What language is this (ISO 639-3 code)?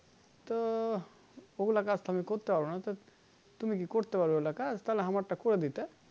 ben